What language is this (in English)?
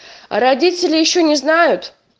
Russian